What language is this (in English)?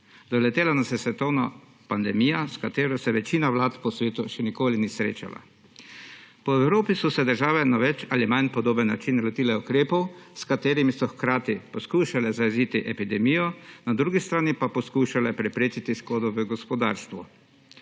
Slovenian